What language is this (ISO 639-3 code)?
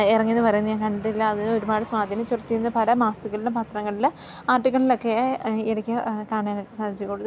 mal